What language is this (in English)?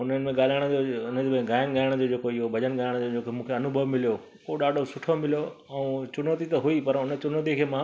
Sindhi